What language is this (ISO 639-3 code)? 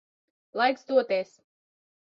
lav